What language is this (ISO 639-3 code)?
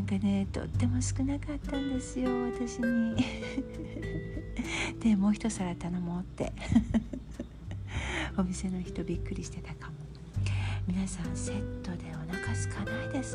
jpn